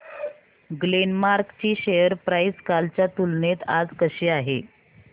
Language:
Marathi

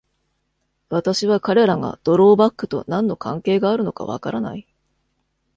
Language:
Japanese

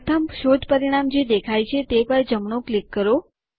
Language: Gujarati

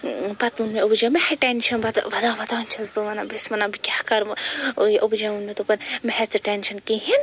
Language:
Kashmiri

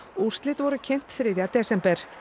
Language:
Icelandic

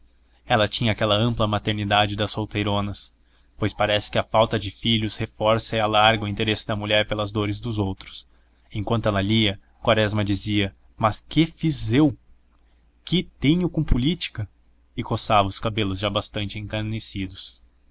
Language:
Portuguese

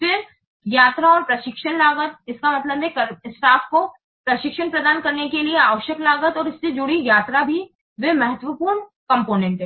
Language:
Hindi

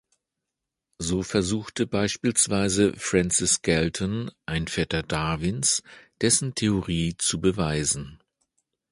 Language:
German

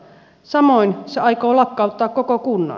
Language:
Finnish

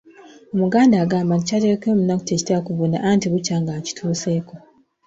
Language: Ganda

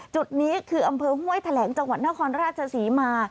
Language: Thai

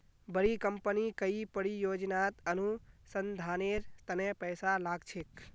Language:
Magahi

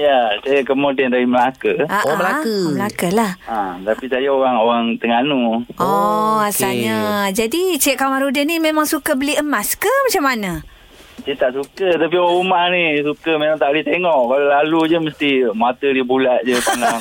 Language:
Malay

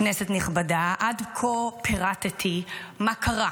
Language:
Hebrew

